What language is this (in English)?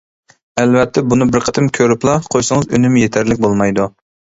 Uyghur